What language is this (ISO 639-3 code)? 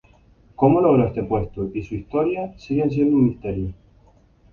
spa